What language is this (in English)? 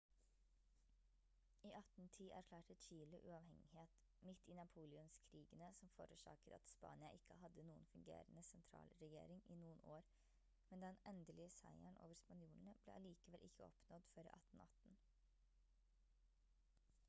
Norwegian Bokmål